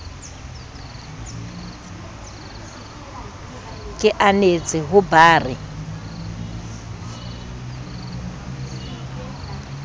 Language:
Southern Sotho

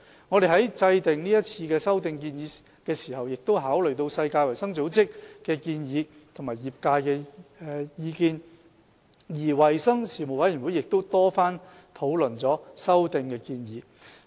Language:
Cantonese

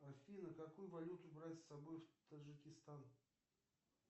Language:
Russian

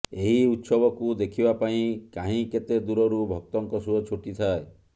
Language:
Odia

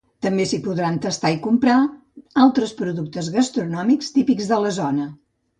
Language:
Catalan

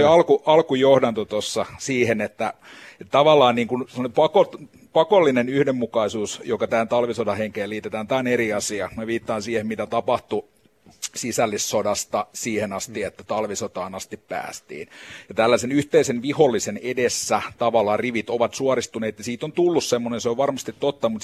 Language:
Finnish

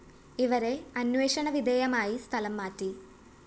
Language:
Malayalam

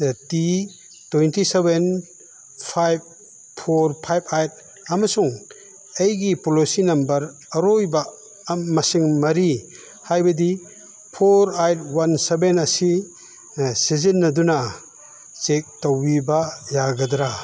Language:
Manipuri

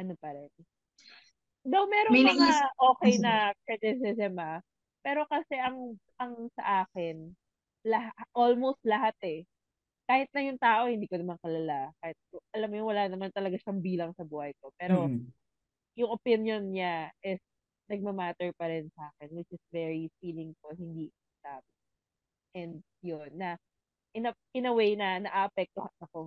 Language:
Filipino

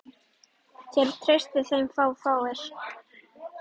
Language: Icelandic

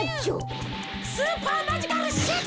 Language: Japanese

